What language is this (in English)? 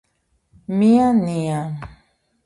Georgian